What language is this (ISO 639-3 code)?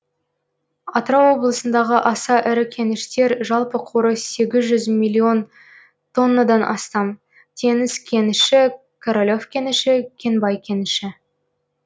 kaz